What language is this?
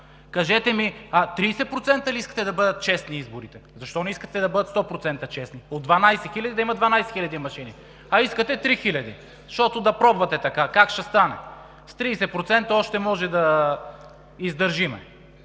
Bulgarian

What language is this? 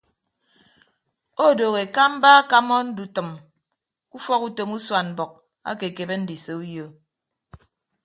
Ibibio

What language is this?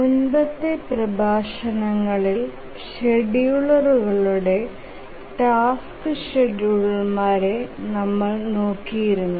Malayalam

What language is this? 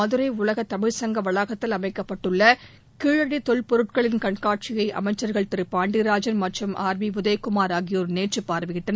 Tamil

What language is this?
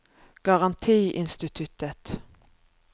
Norwegian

